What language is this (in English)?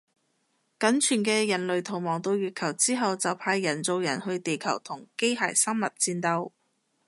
Cantonese